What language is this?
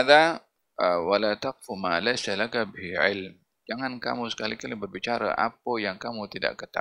Malay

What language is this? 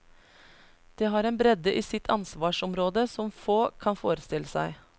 Norwegian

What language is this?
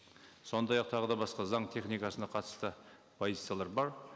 Kazakh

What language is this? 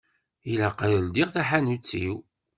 Kabyle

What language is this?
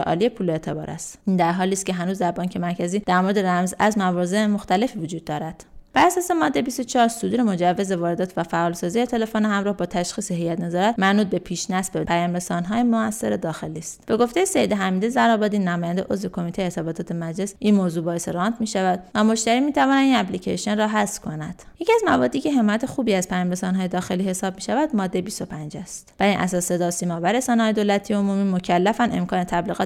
Persian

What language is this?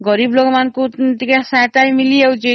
Odia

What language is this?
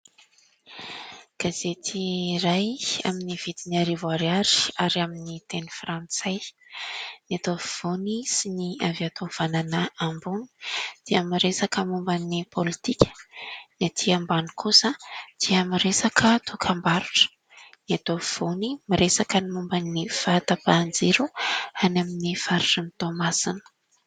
Malagasy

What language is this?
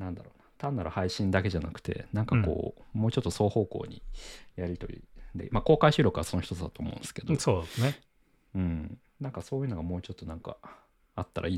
Japanese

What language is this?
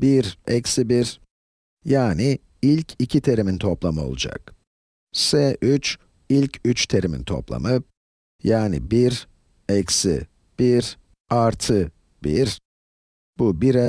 Turkish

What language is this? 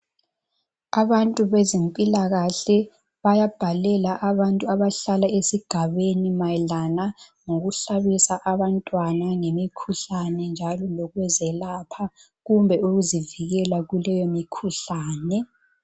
North Ndebele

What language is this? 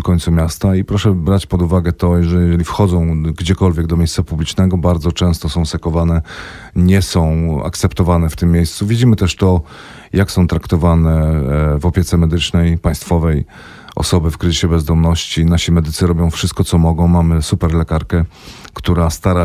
Polish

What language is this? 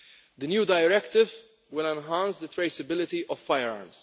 English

